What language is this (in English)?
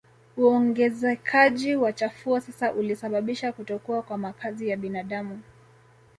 Swahili